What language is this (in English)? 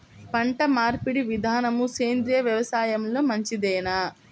Telugu